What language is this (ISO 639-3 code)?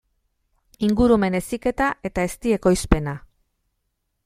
eus